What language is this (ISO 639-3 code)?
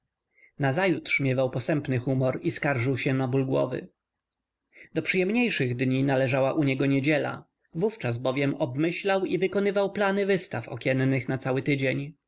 pol